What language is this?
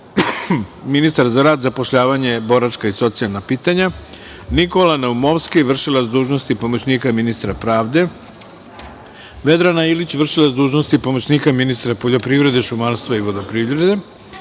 Serbian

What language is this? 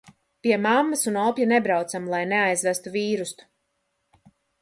Latvian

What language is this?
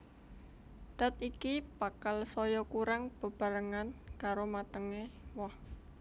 Javanese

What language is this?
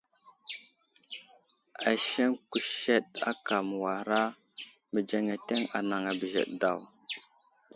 Wuzlam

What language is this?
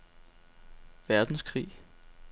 Danish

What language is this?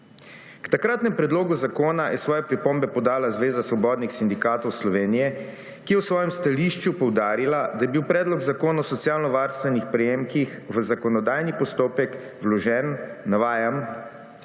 Slovenian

